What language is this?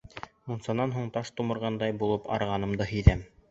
Bashkir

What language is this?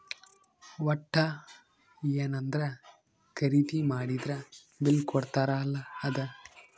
Kannada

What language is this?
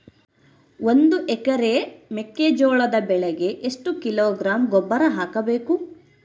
Kannada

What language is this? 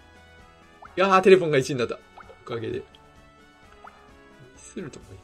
Japanese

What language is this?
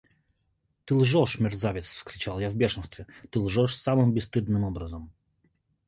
Russian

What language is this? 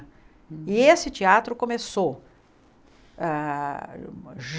Portuguese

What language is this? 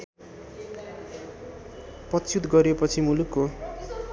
Nepali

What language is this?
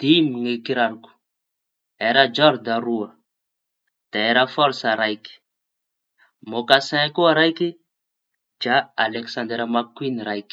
Tanosy Malagasy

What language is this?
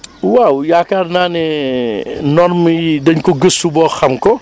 Wolof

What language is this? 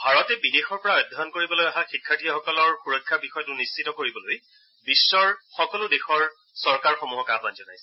Assamese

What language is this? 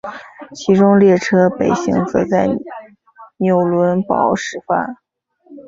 Chinese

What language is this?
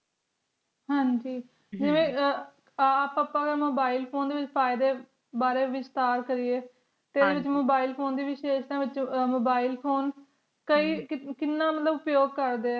Punjabi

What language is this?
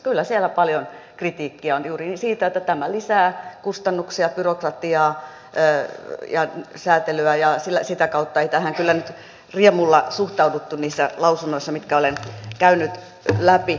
Finnish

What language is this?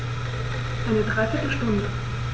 German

